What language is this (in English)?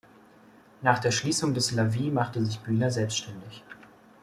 German